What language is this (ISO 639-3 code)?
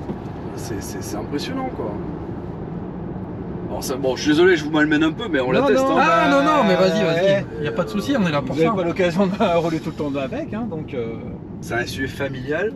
fra